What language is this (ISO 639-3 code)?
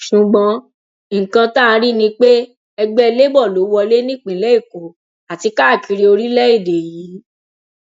yor